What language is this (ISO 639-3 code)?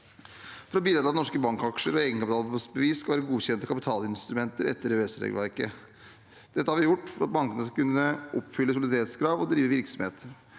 nor